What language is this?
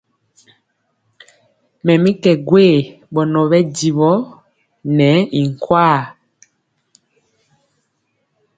Mpiemo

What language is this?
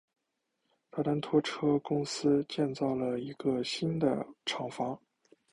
Chinese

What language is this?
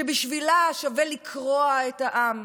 Hebrew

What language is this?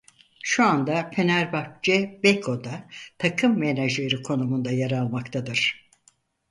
Turkish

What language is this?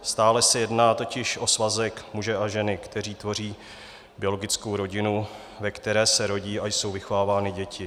Czech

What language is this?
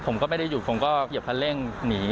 Thai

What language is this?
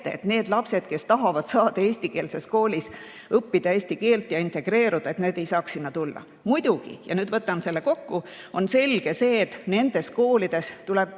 Estonian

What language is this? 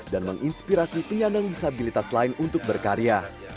Indonesian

